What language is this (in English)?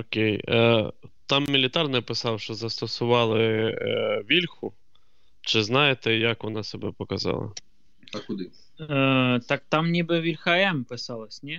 Ukrainian